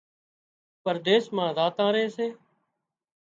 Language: Wadiyara Koli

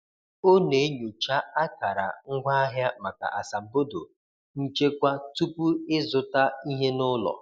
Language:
Igbo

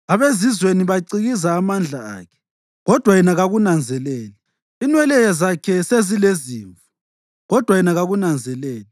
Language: North Ndebele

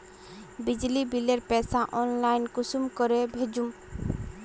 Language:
Magahi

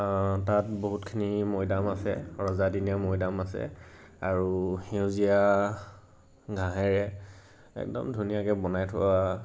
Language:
Assamese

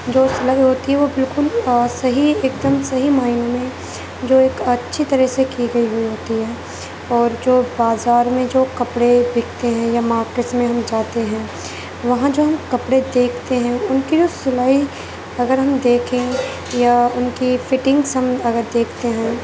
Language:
Urdu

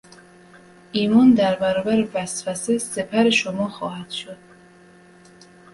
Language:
Persian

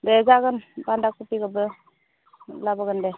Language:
Bodo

